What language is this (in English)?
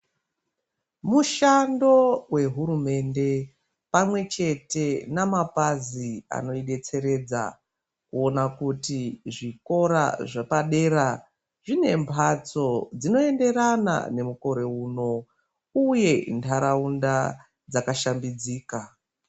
Ndau